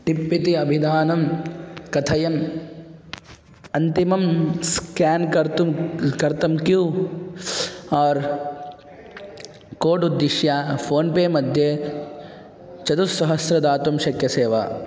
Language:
Sanskrit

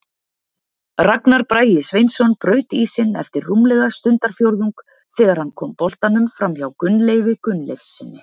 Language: Icelandic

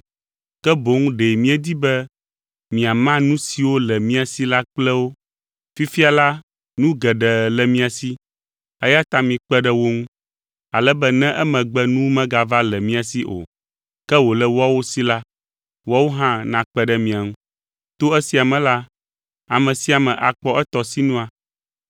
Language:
Ewe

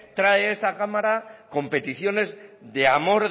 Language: Spanish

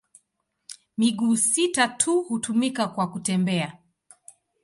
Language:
Swahili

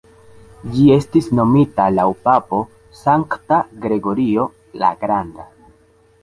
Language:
Esperanto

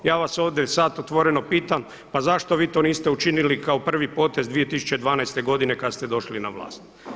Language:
Croatian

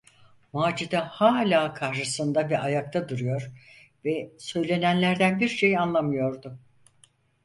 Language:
Turkish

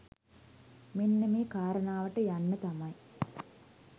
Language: Sinhala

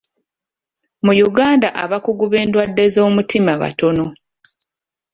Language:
Ganda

